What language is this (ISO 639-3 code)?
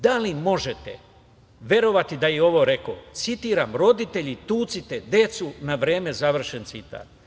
srp